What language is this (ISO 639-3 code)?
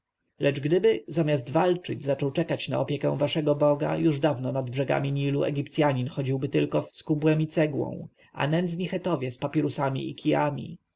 pol